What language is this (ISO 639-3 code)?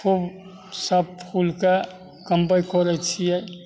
mai